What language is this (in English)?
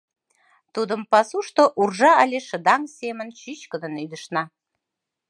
Mari